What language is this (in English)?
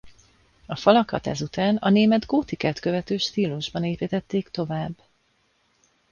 Hungarian